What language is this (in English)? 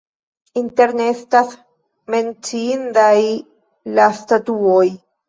Esperanto